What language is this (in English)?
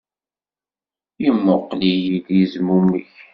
Kabyle